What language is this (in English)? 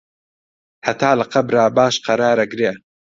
Central Kurdish